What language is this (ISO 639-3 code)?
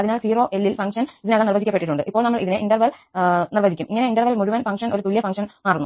mal